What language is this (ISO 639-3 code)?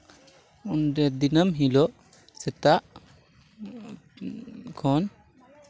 sat